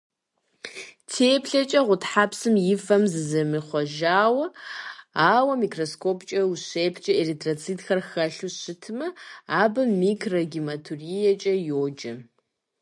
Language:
Kabardian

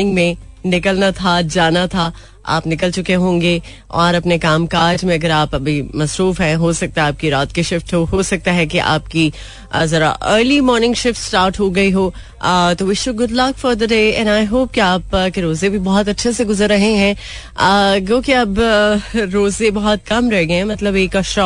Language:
Hindi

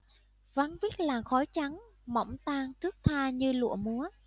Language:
Vietnamese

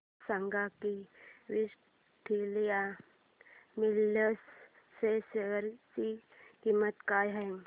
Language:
Marathi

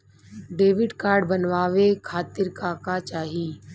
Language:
Bhojpuri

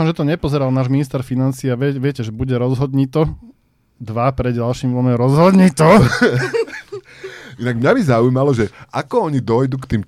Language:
Slovak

